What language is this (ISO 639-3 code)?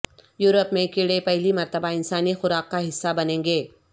urd